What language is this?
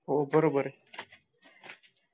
Marathi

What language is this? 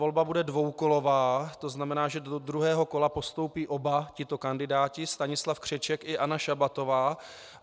Czech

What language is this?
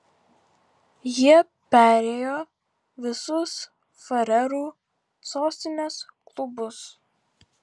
Lithuanian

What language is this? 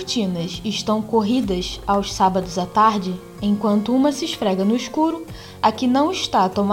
Portuguese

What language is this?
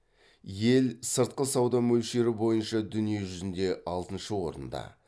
Kazakh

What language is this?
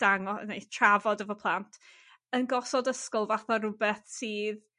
Welsh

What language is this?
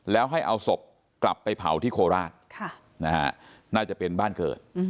Thai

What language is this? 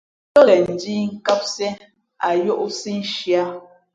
Fe'fe'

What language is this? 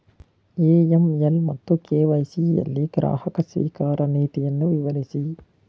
Kannada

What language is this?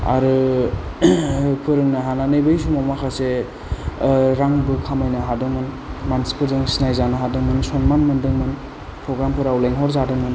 Bodo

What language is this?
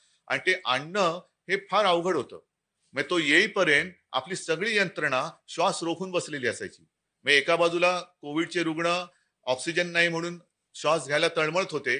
Marathi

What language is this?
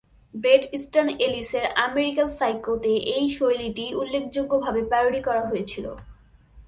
Bangla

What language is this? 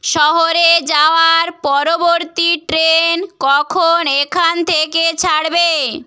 Bangla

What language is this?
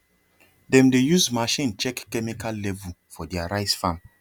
Nigerian Pidgin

